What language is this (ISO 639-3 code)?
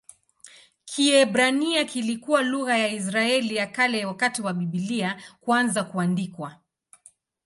swa